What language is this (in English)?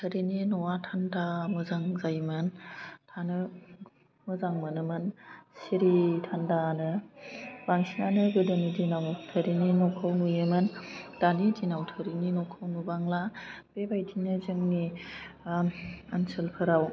Bodo